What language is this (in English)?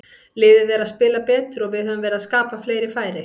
Icelandic